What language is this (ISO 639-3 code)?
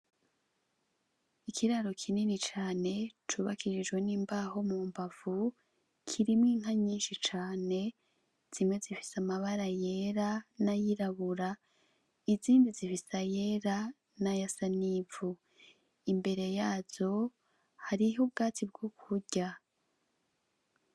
run